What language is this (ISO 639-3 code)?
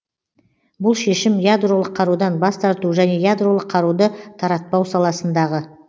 kaz